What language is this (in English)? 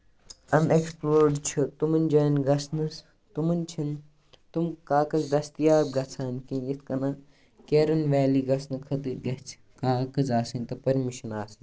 Kashmiri